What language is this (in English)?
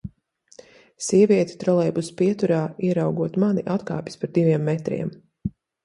Latvian